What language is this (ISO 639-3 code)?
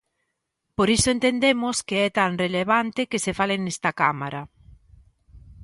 glg